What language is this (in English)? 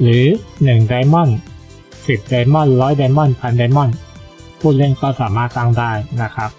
Thai